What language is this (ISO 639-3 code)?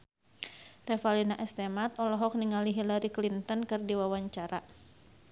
sun